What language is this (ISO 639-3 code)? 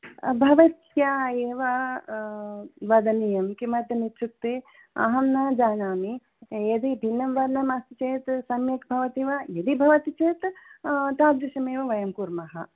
san